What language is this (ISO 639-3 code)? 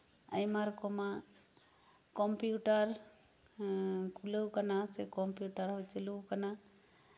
sat